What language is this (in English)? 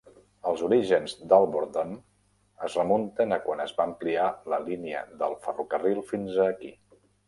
Catalan